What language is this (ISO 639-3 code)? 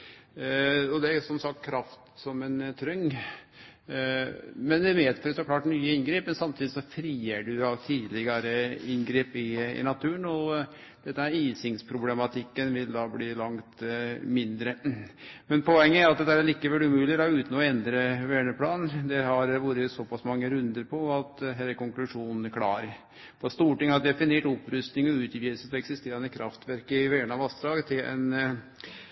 nno